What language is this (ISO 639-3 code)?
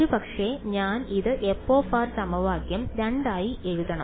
mal